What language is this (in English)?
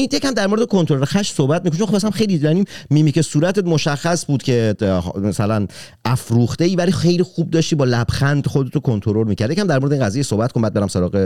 Persian